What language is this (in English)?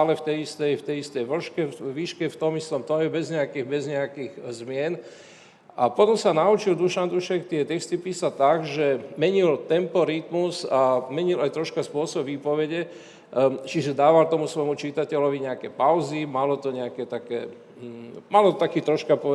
Slovak